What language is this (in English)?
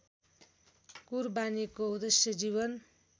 Nepali